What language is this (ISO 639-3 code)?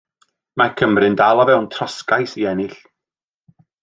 cym